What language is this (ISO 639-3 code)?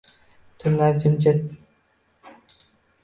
uzb